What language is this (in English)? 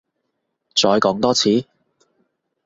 Cantonese